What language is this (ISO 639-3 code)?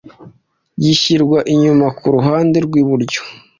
kin